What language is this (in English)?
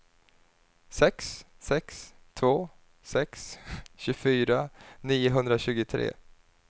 Swedish